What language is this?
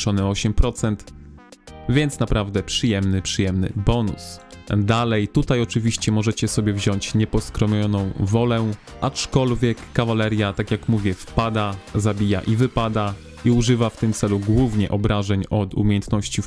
Polish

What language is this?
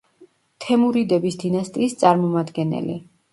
Georgian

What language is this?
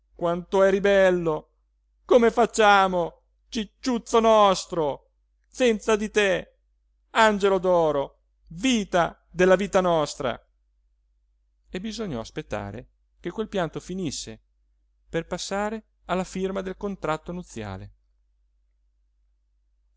Italian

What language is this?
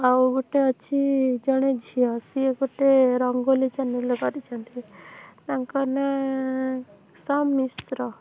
Odia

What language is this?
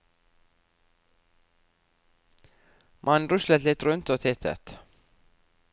Norwegian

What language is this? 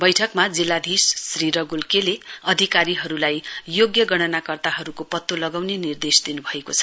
Nepali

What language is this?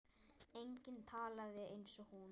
Icelandic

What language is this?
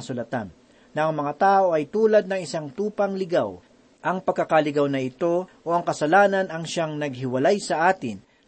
Filipino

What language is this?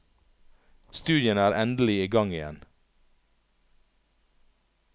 Norwegian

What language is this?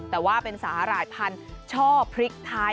Thai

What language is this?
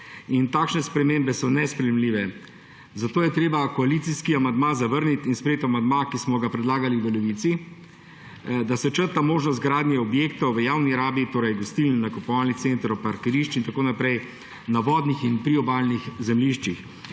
Slovenian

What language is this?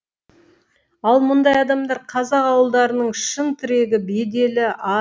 Kazakh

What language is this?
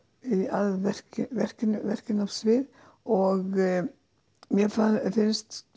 Icelandic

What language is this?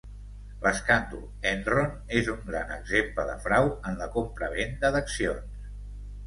Catalan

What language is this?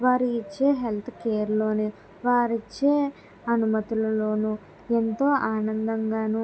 Telugu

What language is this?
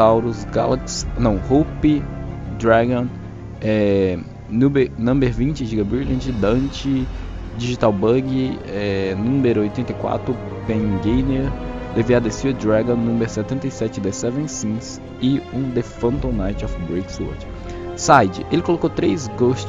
Portuguese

